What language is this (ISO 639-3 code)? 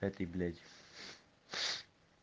rus